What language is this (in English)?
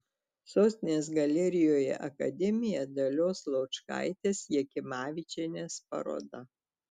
Lithuanian